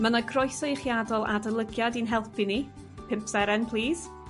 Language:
Welsh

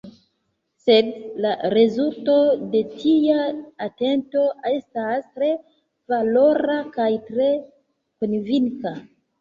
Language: Esperanto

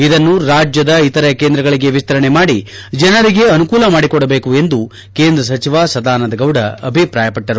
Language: Kannada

